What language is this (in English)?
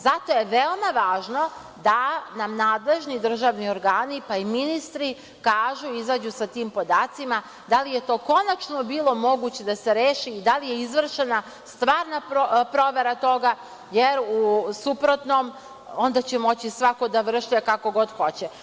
Serbian